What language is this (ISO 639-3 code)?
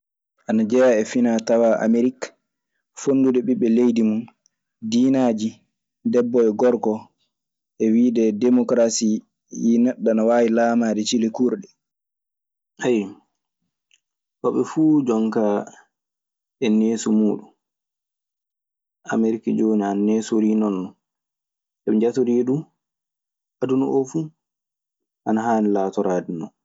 ffm